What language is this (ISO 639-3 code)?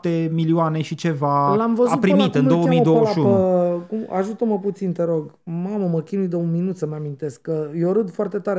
ron